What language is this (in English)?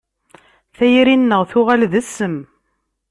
Kabyle